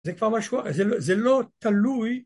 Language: Hebrew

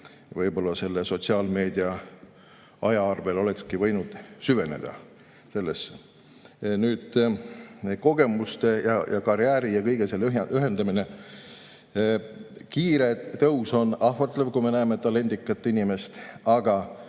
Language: Estonian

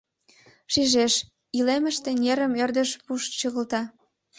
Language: Mari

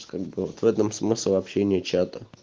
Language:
Russian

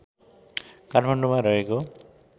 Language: Nepali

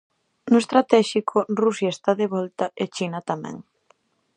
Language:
Galician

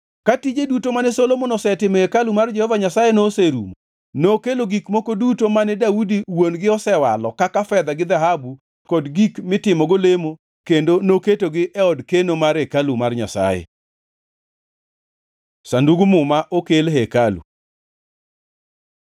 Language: Luo (Kenya and Tanzania)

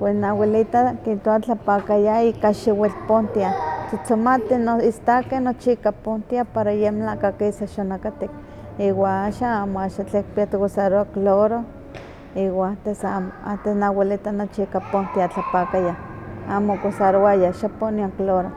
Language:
Huaxcaleca Nahuatl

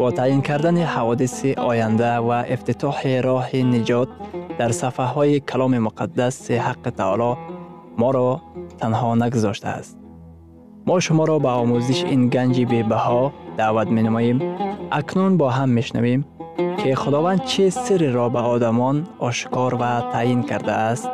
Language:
Persian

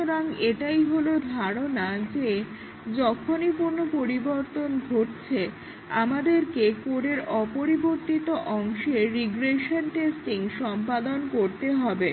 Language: Bangla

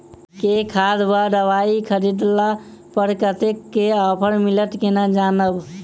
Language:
Maithili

